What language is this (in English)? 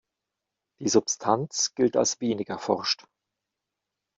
German